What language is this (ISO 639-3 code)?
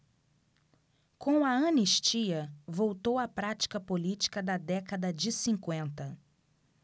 por